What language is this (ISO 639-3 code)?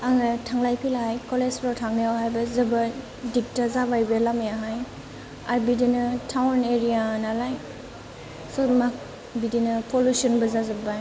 brx